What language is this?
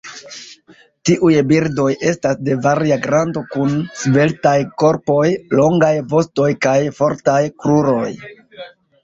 Esperanto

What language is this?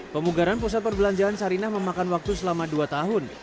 Indonesian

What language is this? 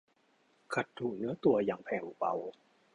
Thai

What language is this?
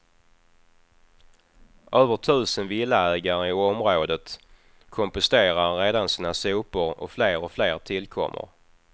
Swedish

